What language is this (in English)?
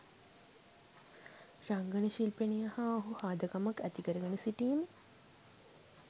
Sinhala